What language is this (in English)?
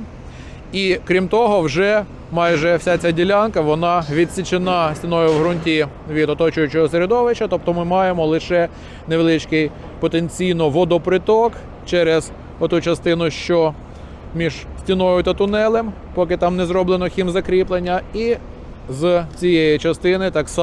Ukrainian